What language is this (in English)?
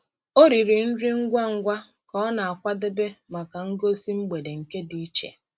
Igbo